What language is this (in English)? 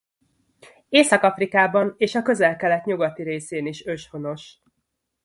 Hungarian